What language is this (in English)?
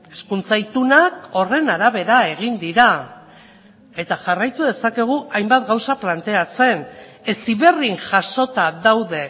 Basque